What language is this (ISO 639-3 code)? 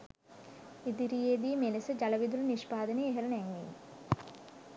sin